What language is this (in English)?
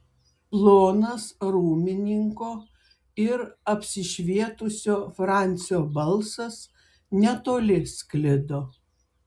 Lithuanian